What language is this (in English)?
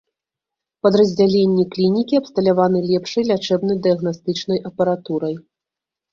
Belarusian